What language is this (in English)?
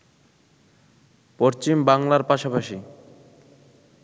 Bangla